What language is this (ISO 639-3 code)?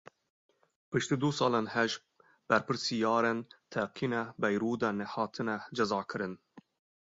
kur